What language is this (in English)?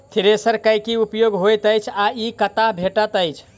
Maithili